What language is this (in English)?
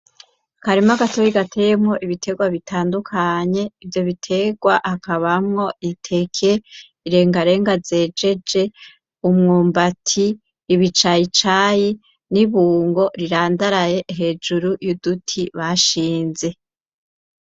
Rundi